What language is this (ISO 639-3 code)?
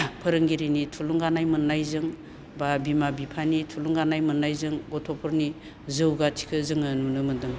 brx